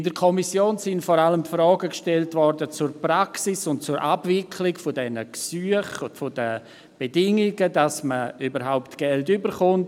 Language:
Swiss German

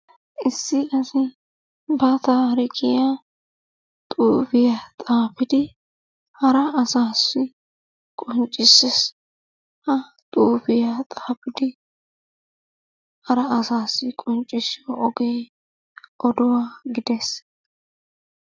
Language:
Wolaytta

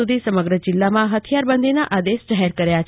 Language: Gujarati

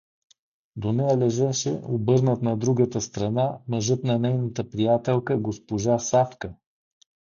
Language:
Bulgarian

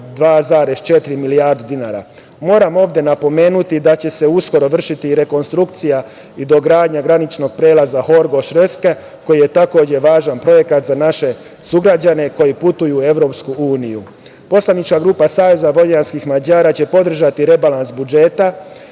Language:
Serbian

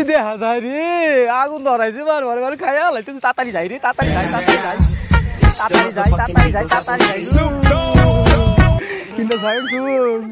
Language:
Indonesian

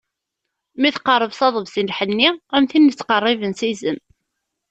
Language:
Kabyle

